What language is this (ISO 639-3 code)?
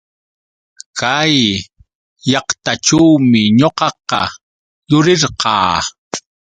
qux